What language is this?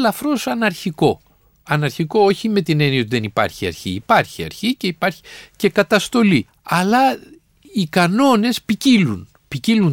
Greek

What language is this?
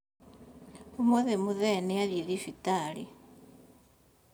Kikuyu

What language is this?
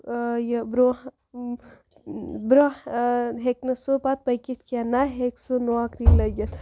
Kashmiri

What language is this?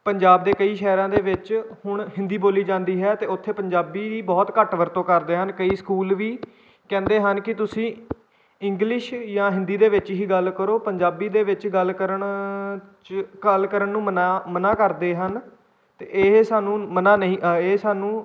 Punjabi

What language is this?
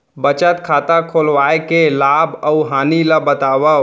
Chhattisgarhi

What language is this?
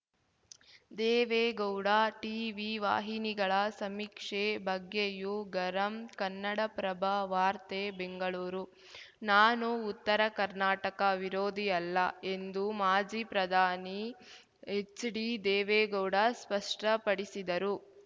Kannada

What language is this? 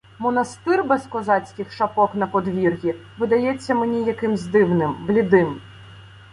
Ukrainian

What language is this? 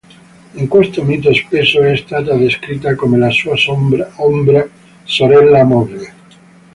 Italian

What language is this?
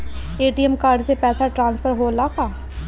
Bhojpuri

